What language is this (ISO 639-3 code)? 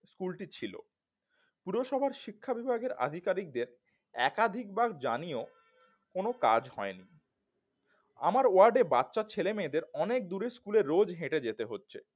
ben